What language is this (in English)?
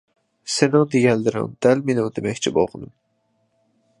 Uyghur